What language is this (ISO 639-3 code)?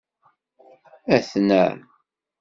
kab